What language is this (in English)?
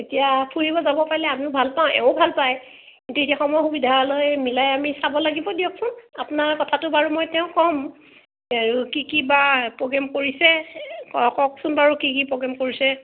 Assamese